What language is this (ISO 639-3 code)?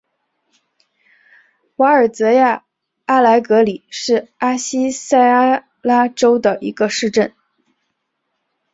zho